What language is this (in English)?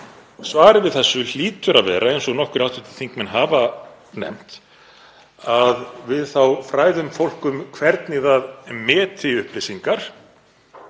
Icelandic